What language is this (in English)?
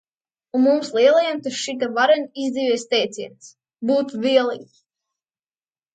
Latvian